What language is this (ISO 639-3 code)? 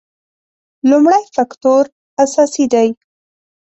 pus